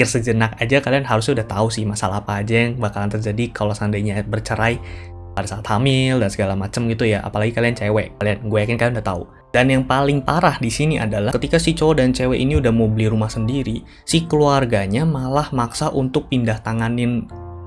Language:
Indonesian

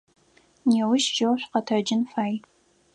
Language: Adyghe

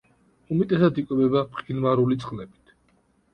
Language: Georgian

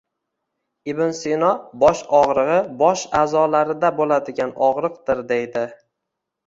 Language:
Uzbek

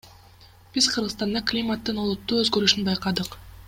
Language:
Kyrgyz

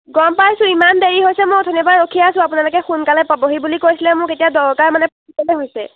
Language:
Assamese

